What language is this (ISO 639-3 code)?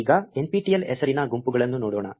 kan